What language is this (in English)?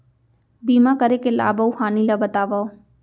Chhattisgarhi